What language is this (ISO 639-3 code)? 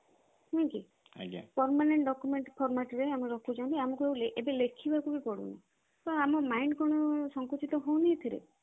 ori